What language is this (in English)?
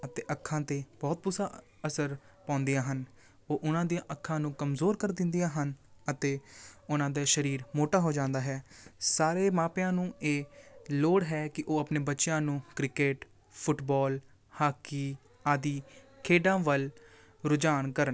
Punjabi